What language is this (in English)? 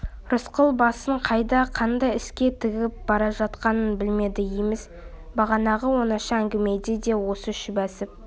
Kazakh